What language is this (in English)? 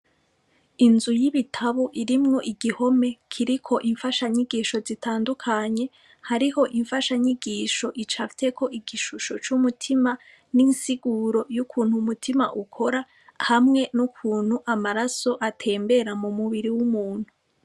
Rundi